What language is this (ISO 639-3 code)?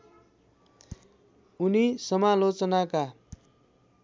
nep